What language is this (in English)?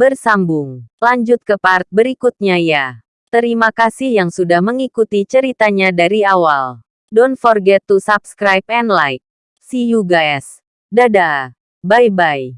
Indonesian